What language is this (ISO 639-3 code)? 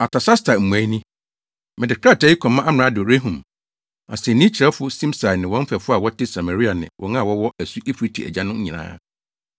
aka